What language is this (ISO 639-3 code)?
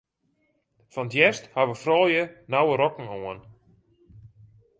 fry